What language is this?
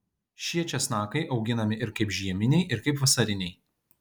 Lithuanian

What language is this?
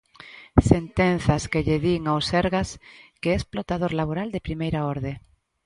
Galician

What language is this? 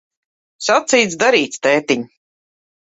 Latvian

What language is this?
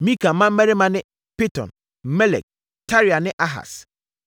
Akan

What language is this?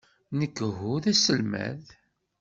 Kabyle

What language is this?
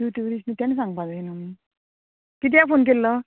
Konkani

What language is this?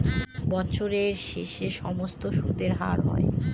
Bangla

